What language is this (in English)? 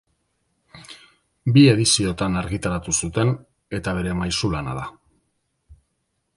Basque